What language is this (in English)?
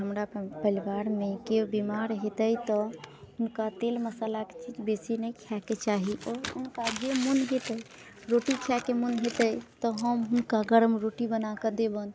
Maithili